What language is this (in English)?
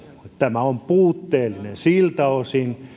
Finnish